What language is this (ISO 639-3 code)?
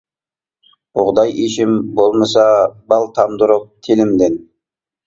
uig